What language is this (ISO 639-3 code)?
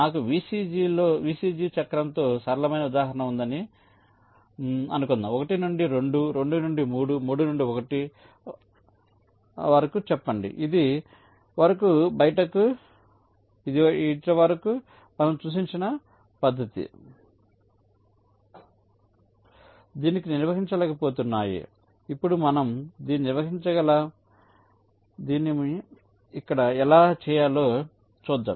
tel